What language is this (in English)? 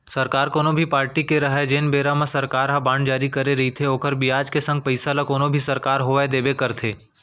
Chhattisgarhi